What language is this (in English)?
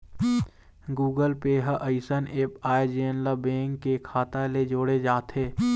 Chhattisgarhi